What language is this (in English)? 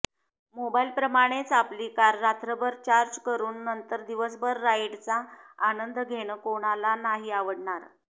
Marathi